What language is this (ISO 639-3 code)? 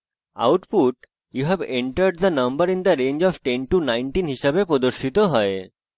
ben